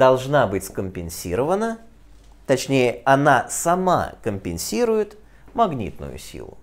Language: Russian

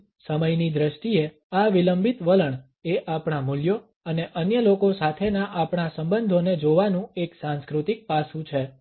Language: Gujarati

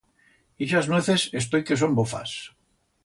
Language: Aragonese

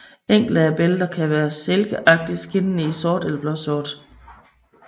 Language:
Danish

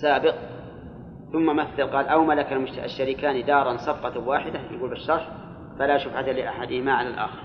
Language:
Arabic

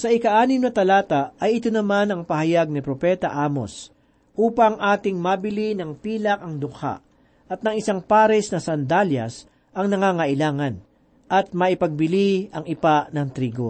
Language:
Filipino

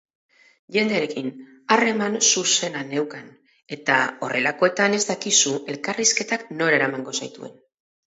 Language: Basque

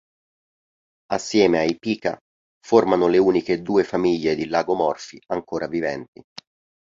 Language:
Italian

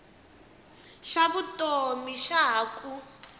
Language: Tsonga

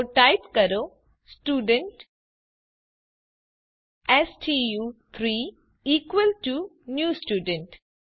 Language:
Gujarati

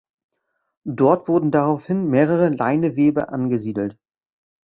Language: German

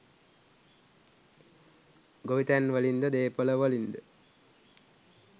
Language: Sinhala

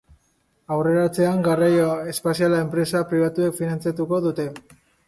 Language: Basque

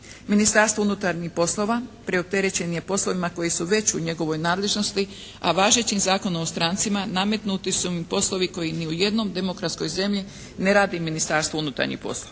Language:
Croatian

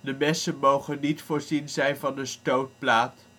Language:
Dutch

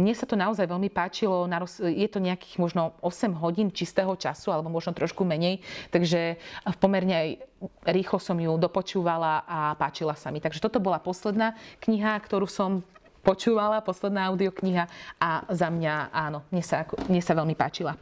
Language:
Slovak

